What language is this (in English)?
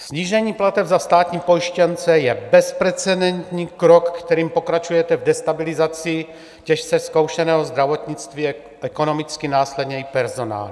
Czech